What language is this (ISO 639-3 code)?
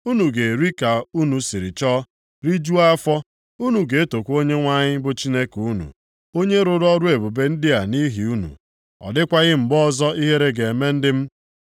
ibo